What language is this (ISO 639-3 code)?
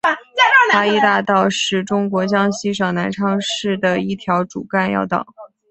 zho